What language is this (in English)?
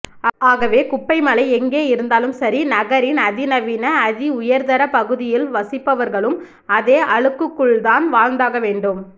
Tamil